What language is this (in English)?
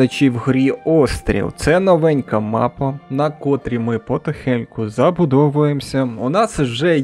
Ukrainian